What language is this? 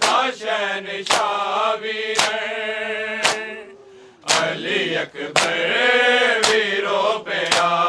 Urdu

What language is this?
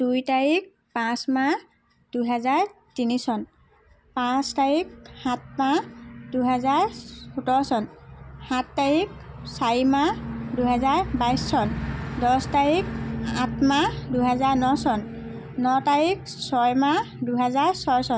Assamese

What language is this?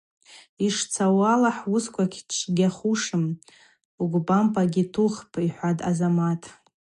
Abaza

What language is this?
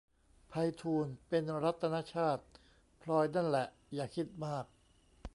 Thai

